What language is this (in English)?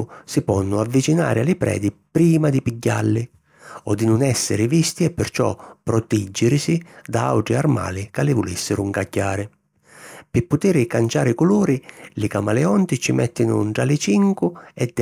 Sicilian